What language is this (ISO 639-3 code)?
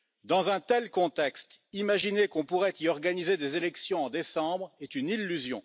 fra